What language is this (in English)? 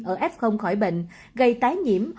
Vietnamese